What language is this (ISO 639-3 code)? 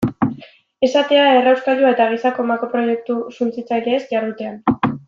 eus